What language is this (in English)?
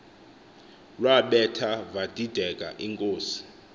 Xhosa